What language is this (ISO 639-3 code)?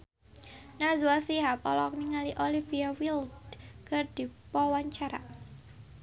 sun